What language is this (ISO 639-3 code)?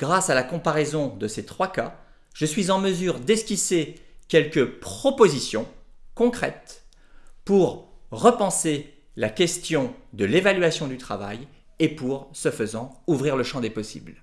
fra